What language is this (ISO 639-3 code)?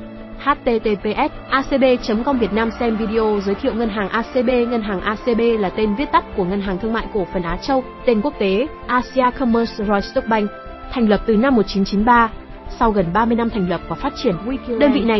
vie